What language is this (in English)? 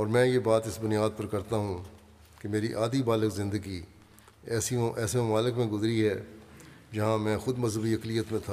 Urdu